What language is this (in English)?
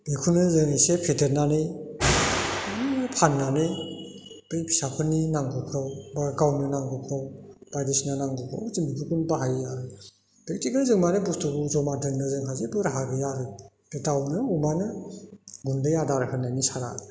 Bodo